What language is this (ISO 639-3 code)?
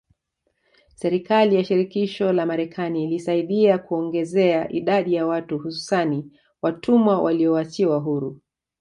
swa